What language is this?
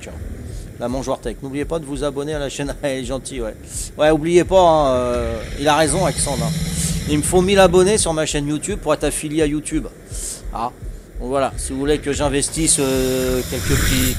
French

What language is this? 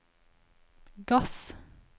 Norwegian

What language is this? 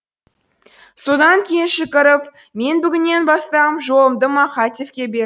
Kazakh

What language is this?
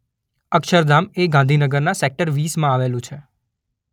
Gujarati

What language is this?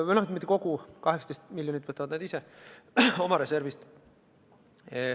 Estonian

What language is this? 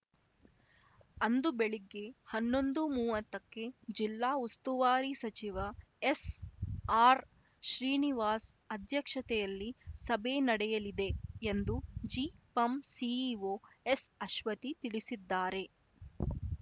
Kannada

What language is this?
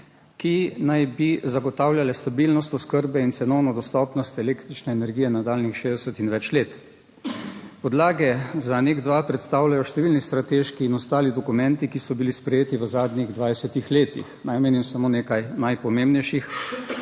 Slovenian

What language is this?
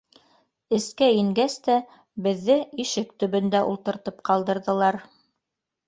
Bashkir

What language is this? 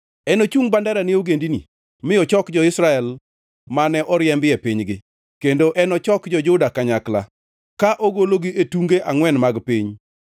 Luo (Kenya and Tanzania)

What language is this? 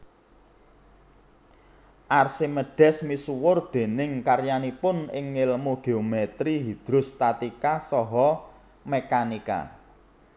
Javanese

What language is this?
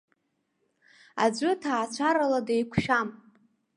Abkhazian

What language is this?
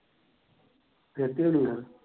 Punjabi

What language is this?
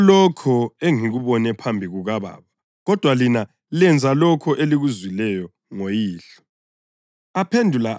North Ndebele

